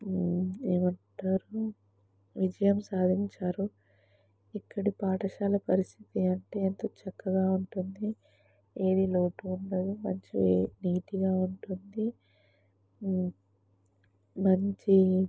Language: Telugu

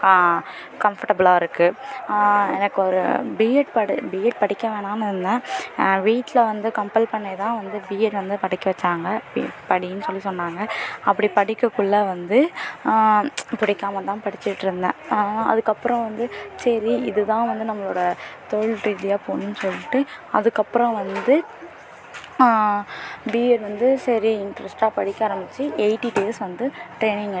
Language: Tamil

